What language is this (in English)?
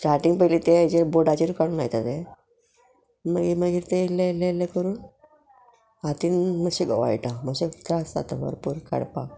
Konkani